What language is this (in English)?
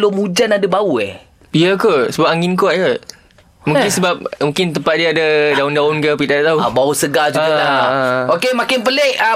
Malay